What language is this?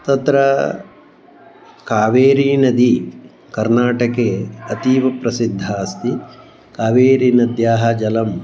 Sanskrit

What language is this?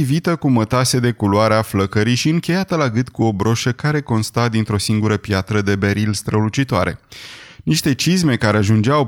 Romanian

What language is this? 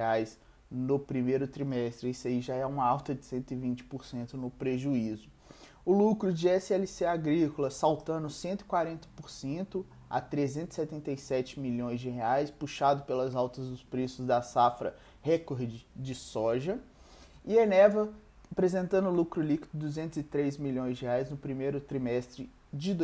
Portuguese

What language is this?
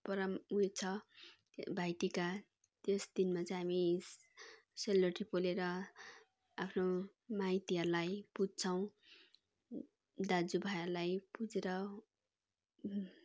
Nepali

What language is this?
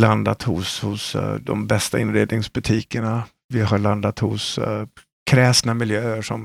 Swedish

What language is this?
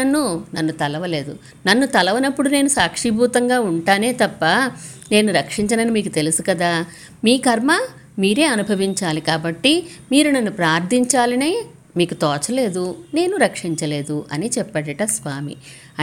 Telugu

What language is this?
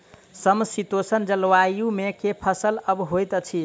Maithili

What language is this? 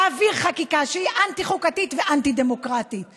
Hebrew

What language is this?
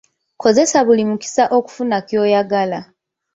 Ganda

